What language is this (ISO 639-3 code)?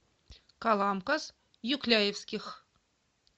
rus